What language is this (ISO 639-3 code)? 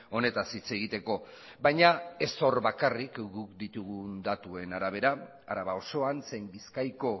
eus